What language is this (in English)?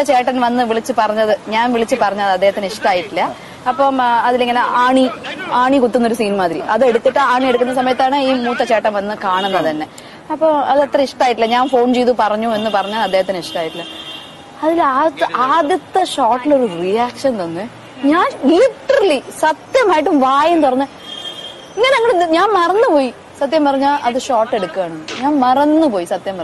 Indonesian